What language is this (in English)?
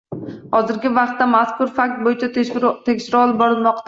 Uzbek